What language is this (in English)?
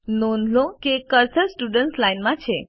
Gujarati